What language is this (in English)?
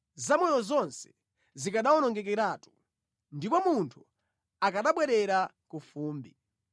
Nyanja